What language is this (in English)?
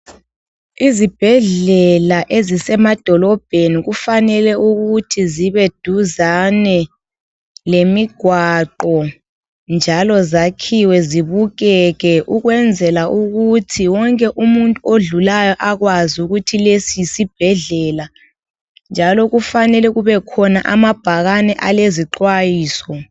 North Ndebele